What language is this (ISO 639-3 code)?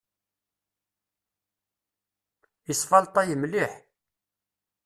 kab